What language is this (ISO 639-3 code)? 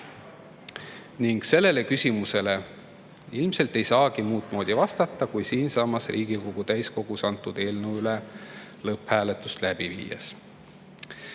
est